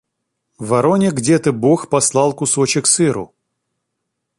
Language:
Russian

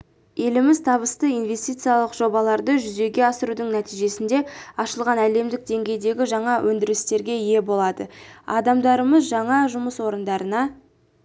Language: Kazakh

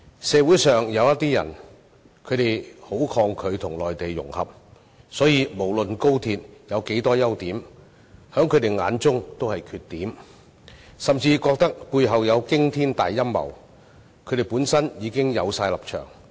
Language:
Cantonese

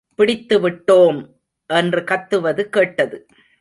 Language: Tamil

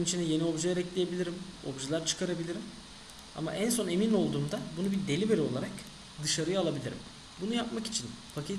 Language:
Turkish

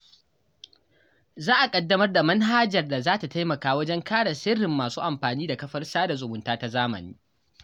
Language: Hausa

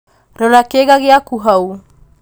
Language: Kikuyu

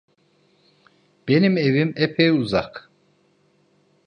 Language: Turkish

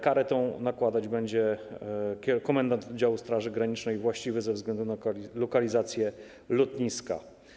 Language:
Polish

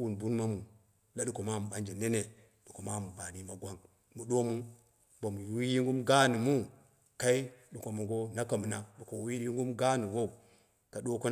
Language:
Dera (Nigeria)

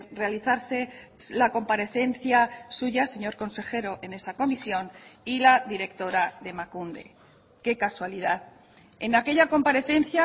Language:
Spanish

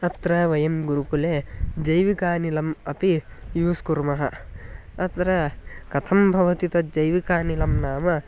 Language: Sanskrit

